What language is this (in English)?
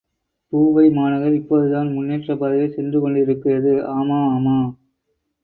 Tamil